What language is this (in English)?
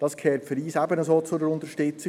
Swiss German